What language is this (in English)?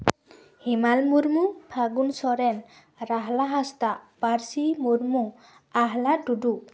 Santali